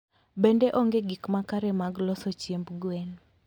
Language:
Luo (Kenya and Tanzania)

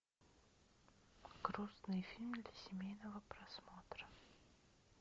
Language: Russian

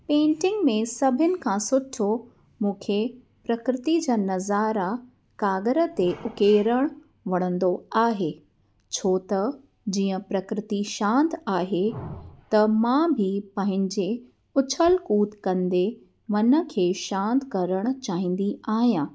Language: Sindhi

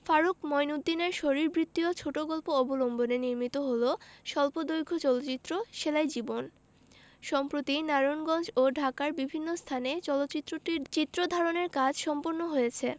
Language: Bangla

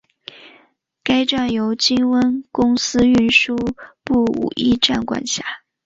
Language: Chinese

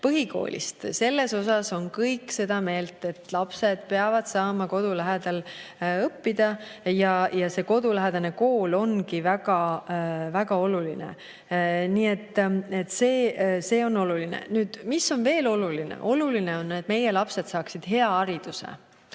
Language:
Estonian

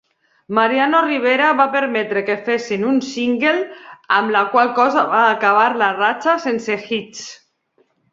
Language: Catalan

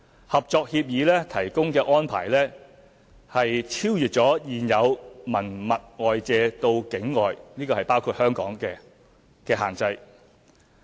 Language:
Cantonese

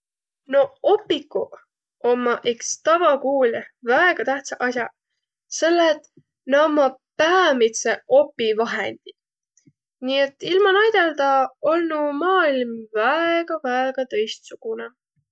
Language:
Võro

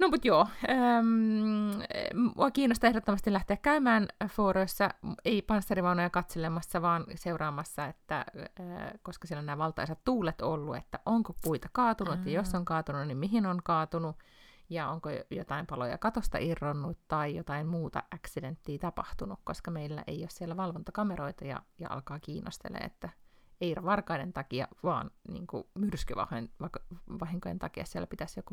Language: Finnish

